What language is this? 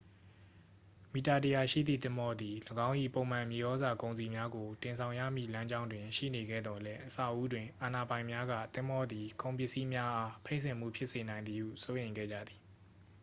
Burmese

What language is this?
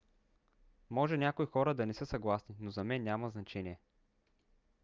Bulgarian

